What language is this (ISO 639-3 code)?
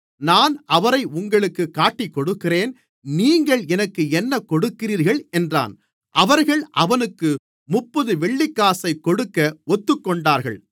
tam